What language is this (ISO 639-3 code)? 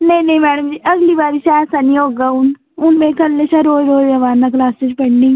doi